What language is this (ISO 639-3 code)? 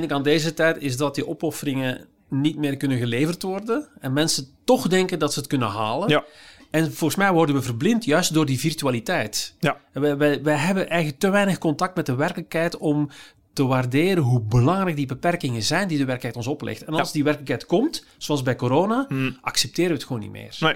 nld